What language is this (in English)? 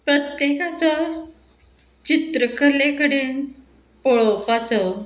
Konkani